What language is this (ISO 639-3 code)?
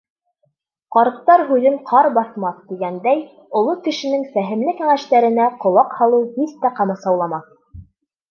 bak